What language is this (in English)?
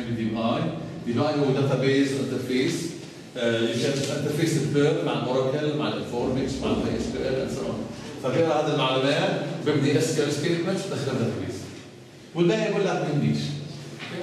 Arabic